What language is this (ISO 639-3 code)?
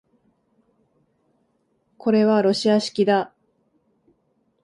jpn